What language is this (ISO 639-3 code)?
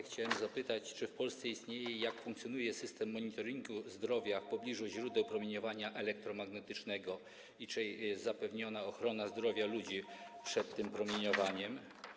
pol